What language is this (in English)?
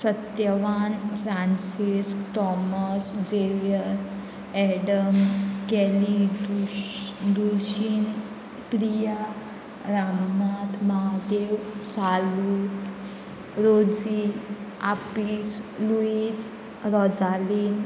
Konkani